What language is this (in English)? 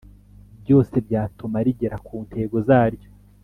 Kinyarwanda